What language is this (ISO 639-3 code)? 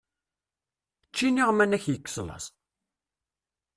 kab